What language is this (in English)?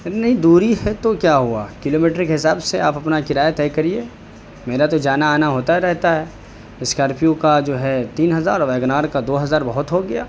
Urdu